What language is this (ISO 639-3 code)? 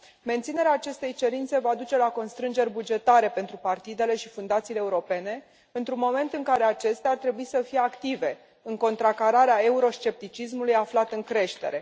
ron